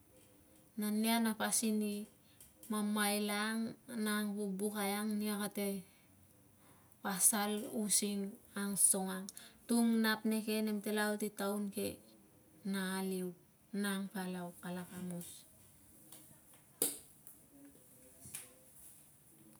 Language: Tungag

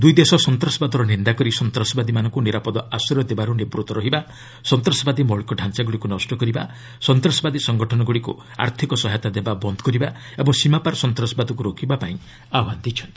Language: Odia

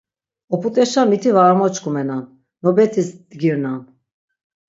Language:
Laz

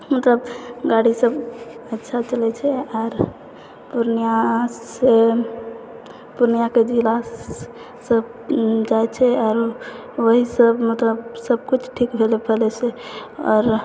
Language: Maithili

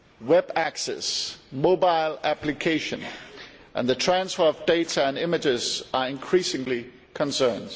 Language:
English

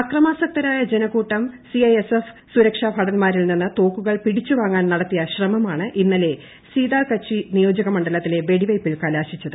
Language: Malayalam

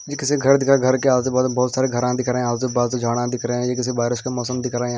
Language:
Hindi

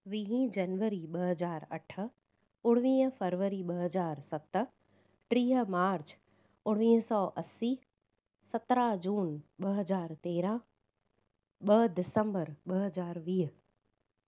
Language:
Sindhi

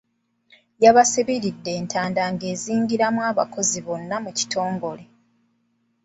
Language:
Ganda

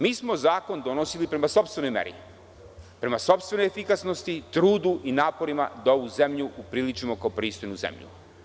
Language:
Serbian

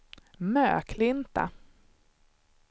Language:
Swedish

